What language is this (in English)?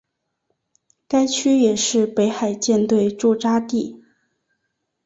Chinese